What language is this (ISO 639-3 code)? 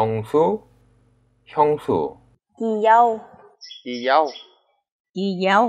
vie